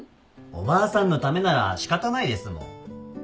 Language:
Japanese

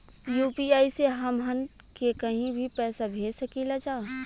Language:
Bhojpuri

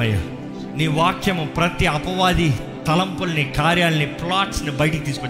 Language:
Telugu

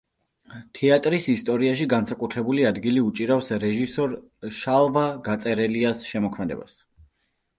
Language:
Georgian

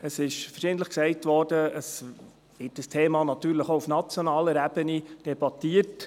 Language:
Swiss German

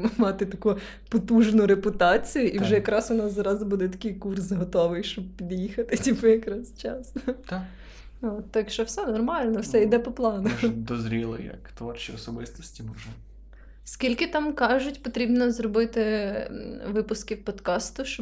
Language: Ukrainian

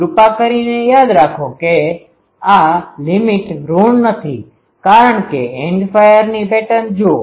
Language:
Gujarati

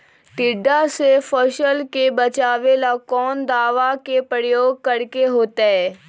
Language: Magahi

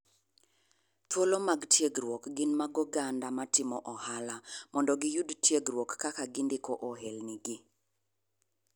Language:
Luo (Kenya and Tanzania)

